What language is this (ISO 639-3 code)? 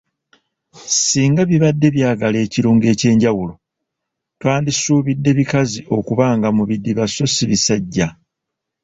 lug